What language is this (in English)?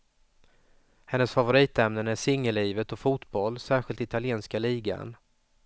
Swedish